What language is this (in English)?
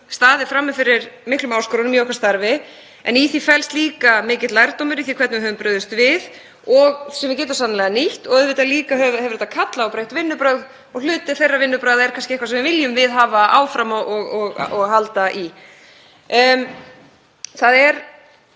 Icelandic